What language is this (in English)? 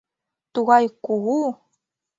Mari